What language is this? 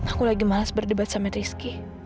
Indonesian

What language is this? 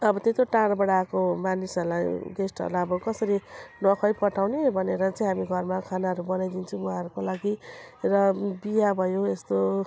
Nepali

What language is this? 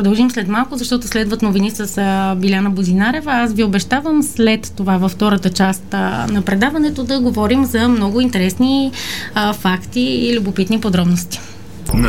Bulgarian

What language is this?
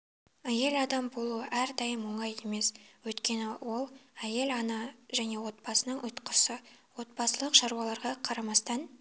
Kazakh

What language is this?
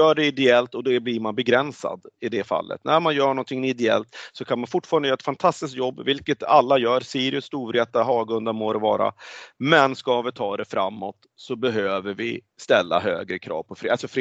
Swedish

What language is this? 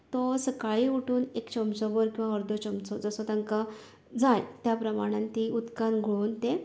Konkani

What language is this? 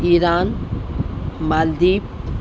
Urdu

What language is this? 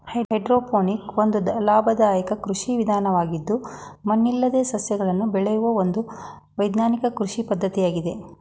Kannada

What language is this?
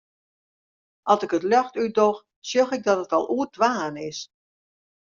Western Frisian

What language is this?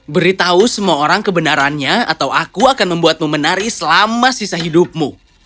Indonesian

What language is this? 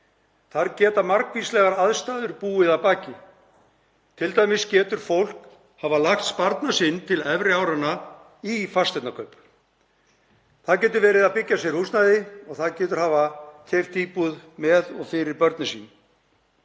Icelandic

